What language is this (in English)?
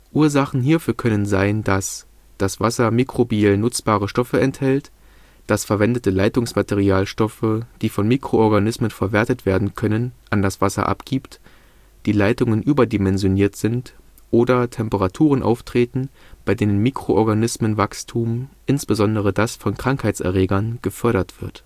German